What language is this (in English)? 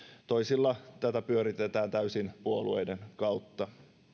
Finnish